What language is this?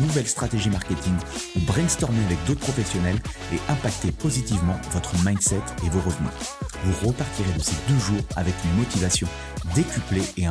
French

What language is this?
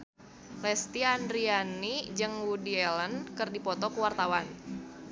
Sundanese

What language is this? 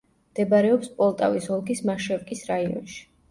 Georgian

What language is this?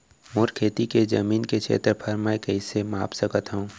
Chhattisgarhi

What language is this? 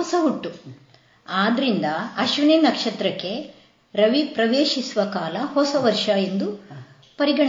Kannada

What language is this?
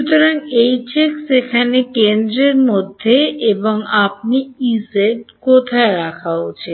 Bangla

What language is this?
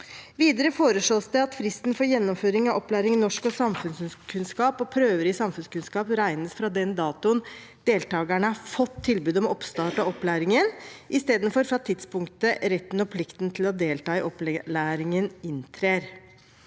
Norwegian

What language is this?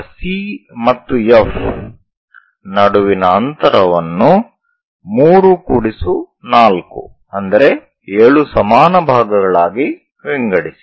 Kannada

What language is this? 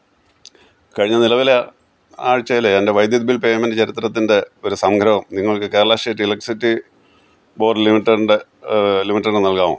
Malayalam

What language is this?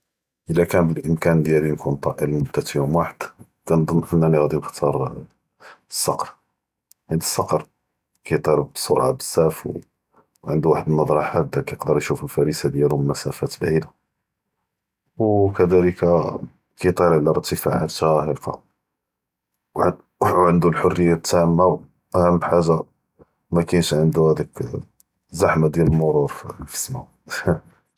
Judeo-Arabic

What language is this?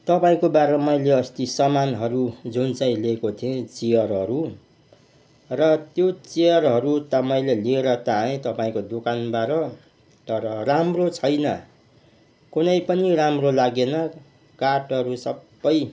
Nepali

